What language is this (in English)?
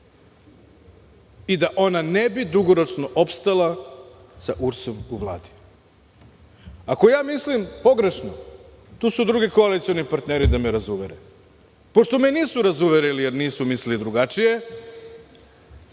Serbian